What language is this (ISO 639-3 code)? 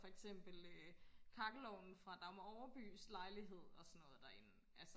dan